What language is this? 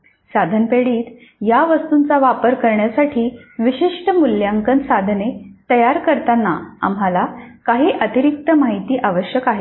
Marathi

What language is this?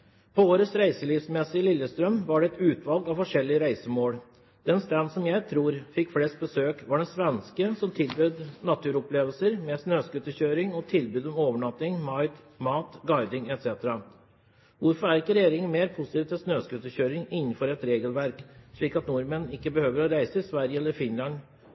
Norwegian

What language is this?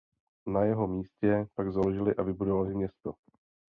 Czech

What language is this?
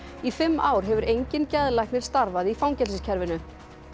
Icelandic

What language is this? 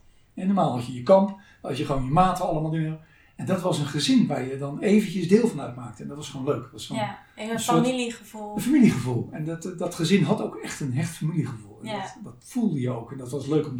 Dutch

